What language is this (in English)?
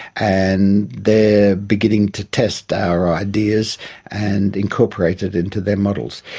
English